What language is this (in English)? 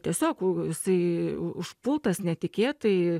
Lithuanian